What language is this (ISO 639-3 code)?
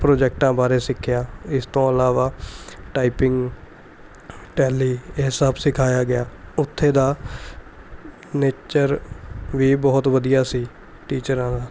pan